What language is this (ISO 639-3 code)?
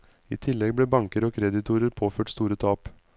nor